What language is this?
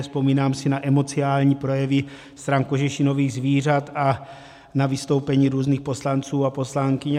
Czech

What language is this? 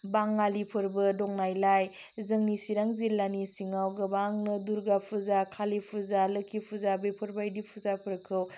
Bodo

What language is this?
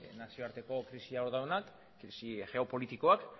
Basque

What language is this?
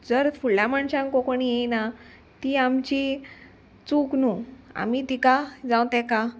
Konkani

